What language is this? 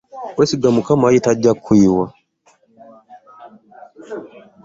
Ganda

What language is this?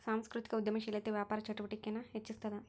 Kannada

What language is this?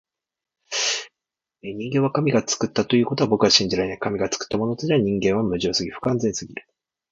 Japanese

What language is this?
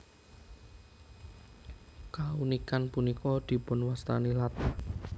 Javanese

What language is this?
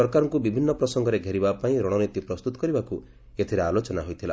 Odia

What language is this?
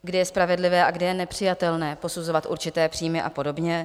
Czech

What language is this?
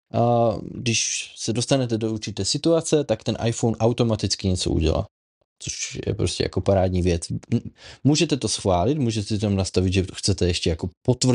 Czech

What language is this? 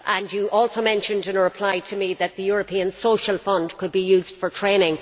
English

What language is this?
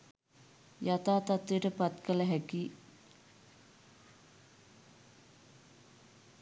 Sinhala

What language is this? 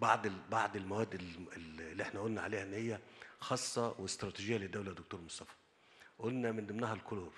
Arabic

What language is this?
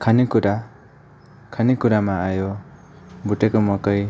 Nepali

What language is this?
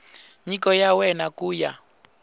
Tsonga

